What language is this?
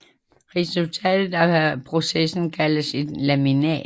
Danish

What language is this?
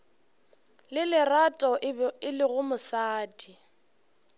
Northern Sotho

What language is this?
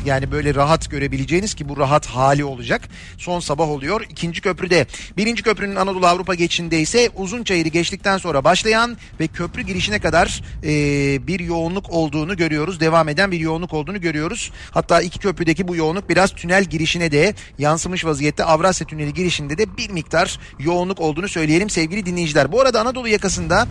Turkish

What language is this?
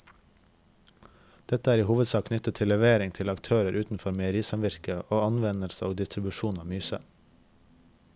Norwegian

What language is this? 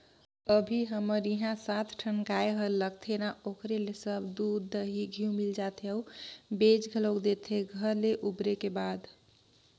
Chhattisgarhi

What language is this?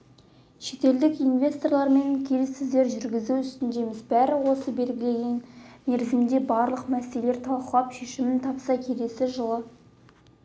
Kazakh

